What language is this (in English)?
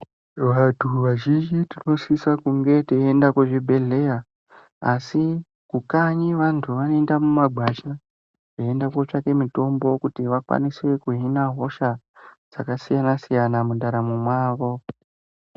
Ndau